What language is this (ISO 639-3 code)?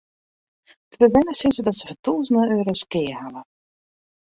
fry